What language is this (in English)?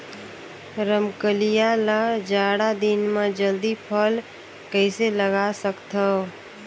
Chhattisgarhi